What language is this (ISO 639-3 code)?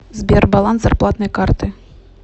rus